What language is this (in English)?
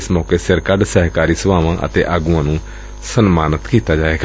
Punjabi